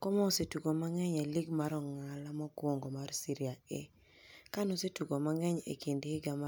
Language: Luo (Kenya and Tanzania)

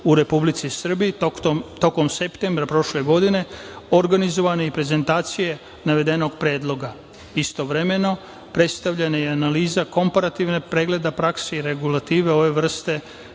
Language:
Serbian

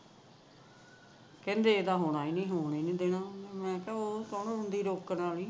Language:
Punjabi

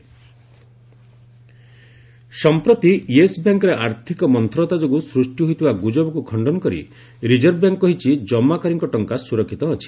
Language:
Odia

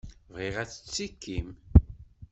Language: Kabyle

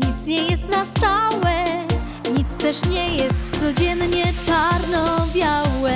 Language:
Polish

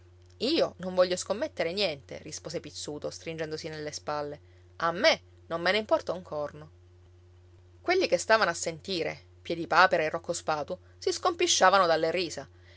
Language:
Italian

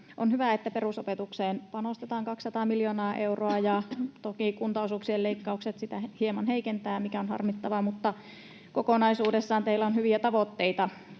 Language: Finnish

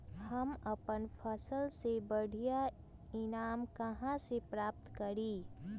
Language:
Magahi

